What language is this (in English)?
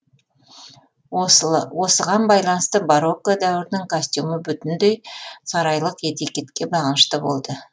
Kazakh